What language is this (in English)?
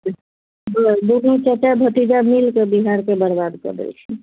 Maithili